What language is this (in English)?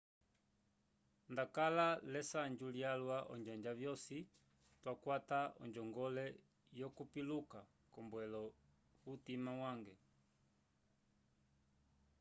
Umbundu